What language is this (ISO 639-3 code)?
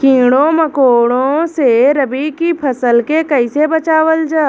bho